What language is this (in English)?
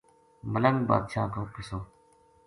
Gujari